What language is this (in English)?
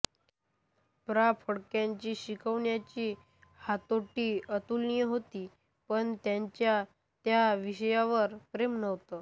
Marathi